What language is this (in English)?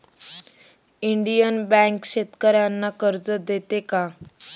Marathi